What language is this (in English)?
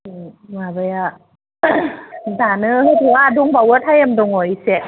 Bodo